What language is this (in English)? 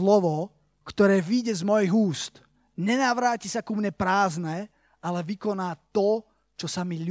Slovak